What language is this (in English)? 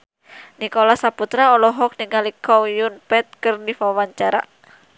Sundanese